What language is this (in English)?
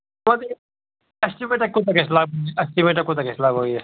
Kashmiri